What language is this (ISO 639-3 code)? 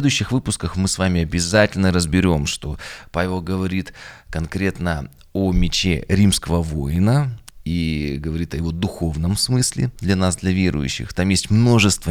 rus